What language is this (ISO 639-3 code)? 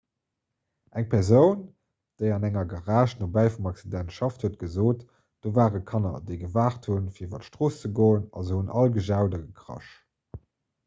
ltz